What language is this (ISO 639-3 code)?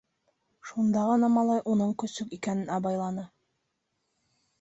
bak